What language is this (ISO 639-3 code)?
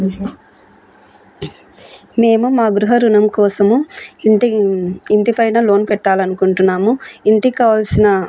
tel